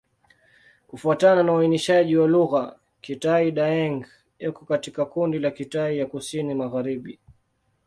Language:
Swahili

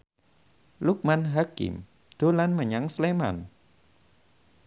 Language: Javanese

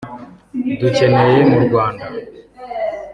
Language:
Kinyarwanda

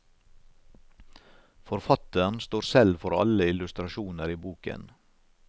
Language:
Norwegian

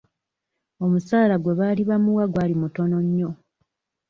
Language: Ganda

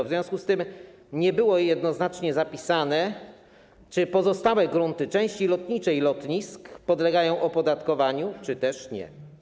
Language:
Polish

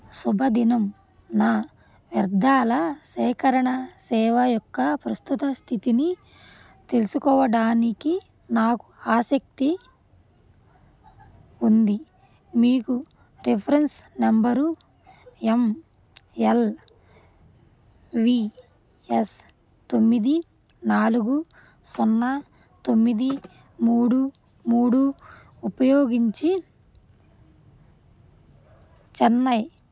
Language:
Telugu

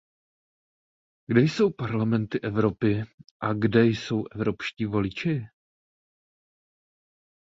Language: Czech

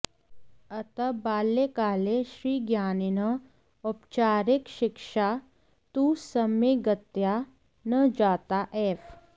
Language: Sanskrit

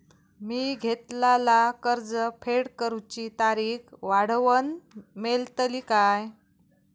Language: Marathi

